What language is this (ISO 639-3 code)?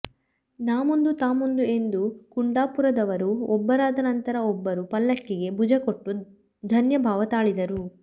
kan